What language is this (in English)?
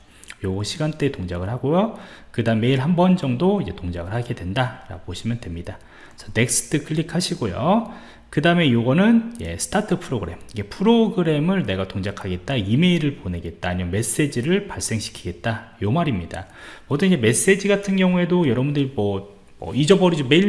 Korean